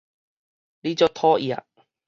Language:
Min Nan Chinese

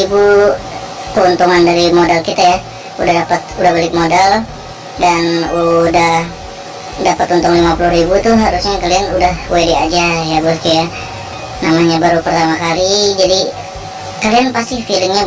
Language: Indonesian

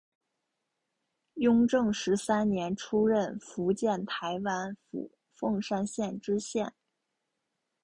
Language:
Chinese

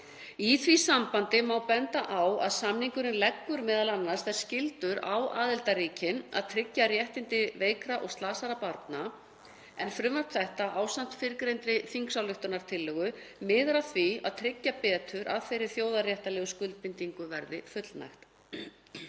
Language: Icelandic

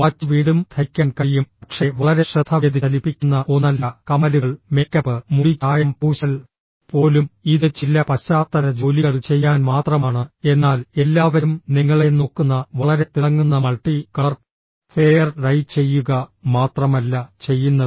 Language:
Malayalam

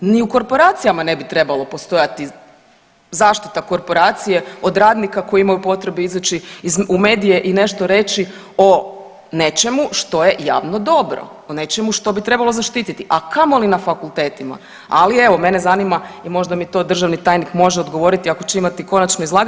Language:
Croatian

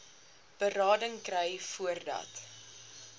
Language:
Afrikaans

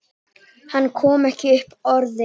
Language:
Icelandic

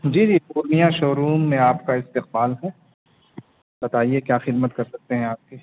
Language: Urdu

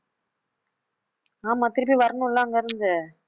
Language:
Tamil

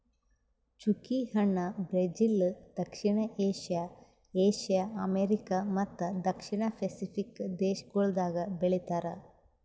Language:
Kannada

